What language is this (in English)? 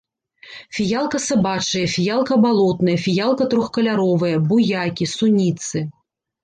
Belarusian